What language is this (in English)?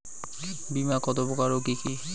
Bangla